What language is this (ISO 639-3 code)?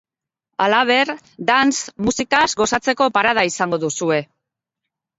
eus